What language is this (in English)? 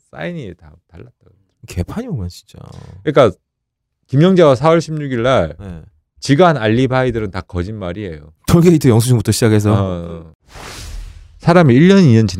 Korean